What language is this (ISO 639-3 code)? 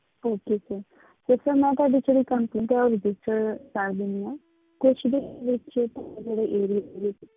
pan